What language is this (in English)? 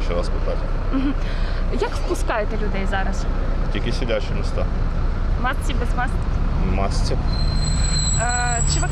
Ukrainian